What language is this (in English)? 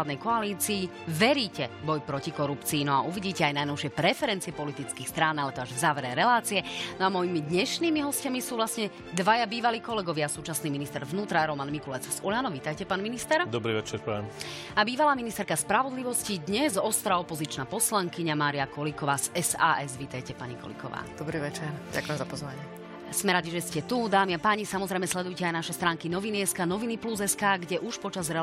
Slovak